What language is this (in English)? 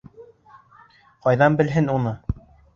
Bashkir